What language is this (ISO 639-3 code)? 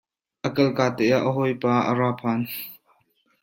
cnh